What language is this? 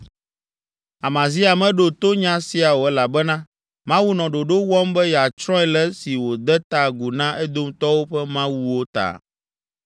Ewe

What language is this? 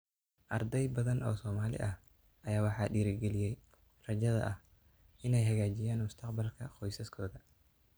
Somali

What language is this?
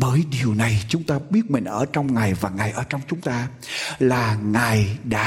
Vietnamese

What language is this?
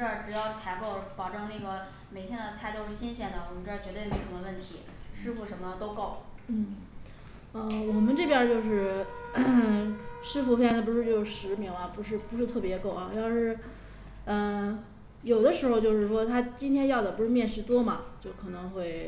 Chinese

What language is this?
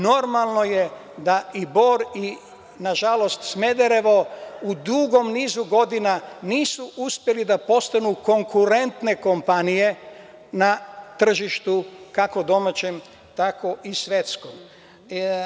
Serbian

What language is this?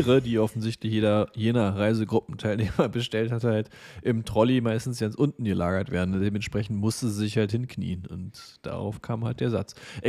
German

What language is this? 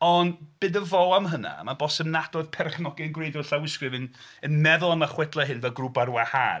Welsh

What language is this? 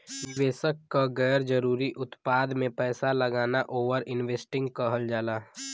Bhojpuri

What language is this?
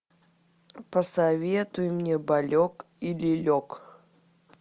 Russian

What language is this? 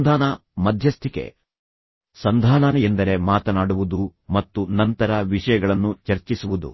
Kannada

